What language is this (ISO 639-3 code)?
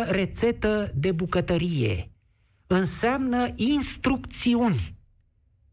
ron